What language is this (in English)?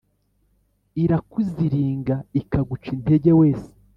Kinyarwanda